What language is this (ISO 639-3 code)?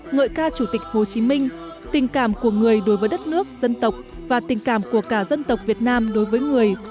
vie